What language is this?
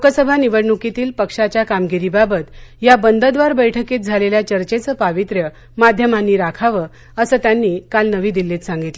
Marathi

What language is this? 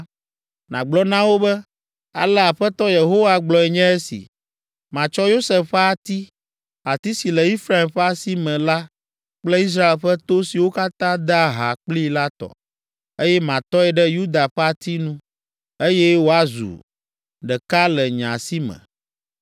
Ewe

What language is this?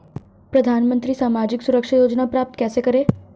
Hindi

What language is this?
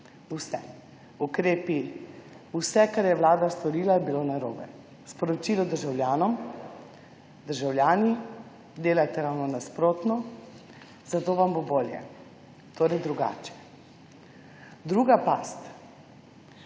Slovenian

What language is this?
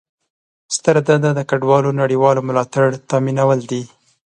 Pashto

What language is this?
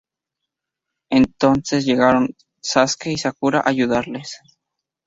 Spanish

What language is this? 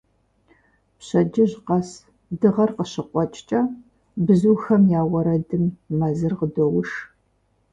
Kabardian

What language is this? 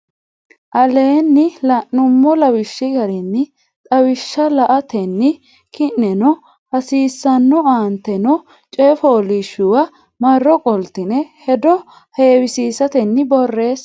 Sidamo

